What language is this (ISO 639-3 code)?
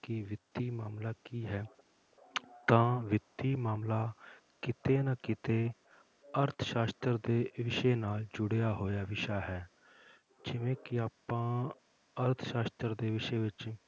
pan